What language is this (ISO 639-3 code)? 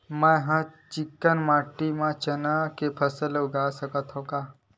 hne